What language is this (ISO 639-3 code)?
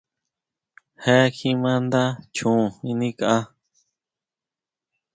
mau